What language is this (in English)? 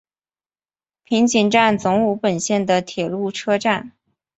Chinese